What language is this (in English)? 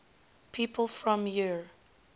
English